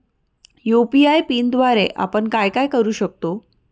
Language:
Marathi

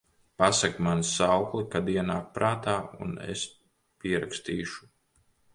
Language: Latvian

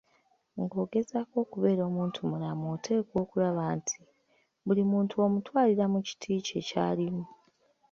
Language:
Ganda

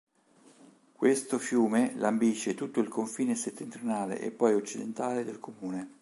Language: Italian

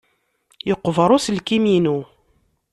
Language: Kabyle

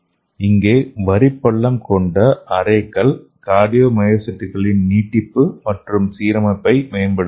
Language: Tamil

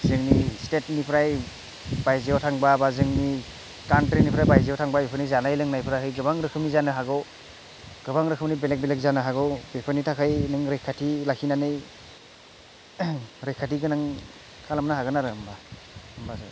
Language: Bodo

